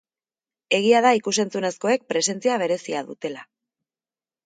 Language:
Basque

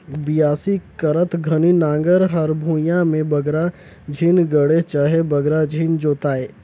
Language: Chhattisgarhi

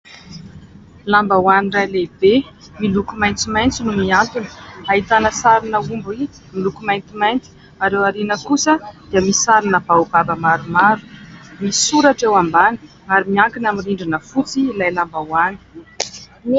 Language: Malagasy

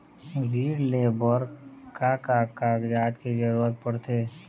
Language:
Chhattisgarhi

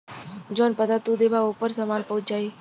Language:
Bhojpuri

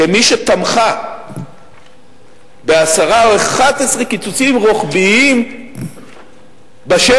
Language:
Hebrew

